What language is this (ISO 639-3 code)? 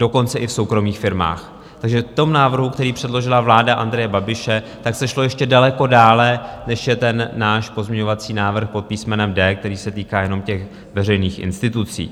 ces